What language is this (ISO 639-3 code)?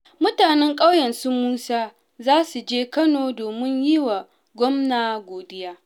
hau